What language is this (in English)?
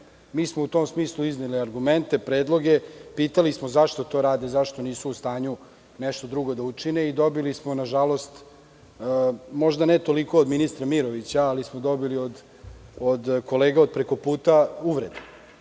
Serbian